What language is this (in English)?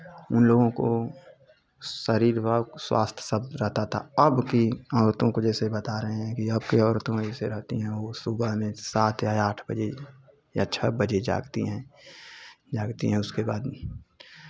Hindi